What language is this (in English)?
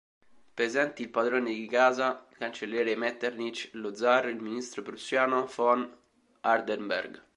Italian